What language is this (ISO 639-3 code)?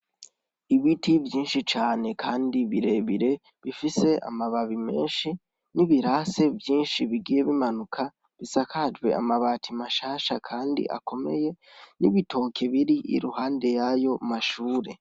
run